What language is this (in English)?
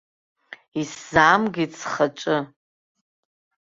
Abkhazian